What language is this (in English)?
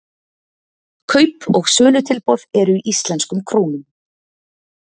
Icelandic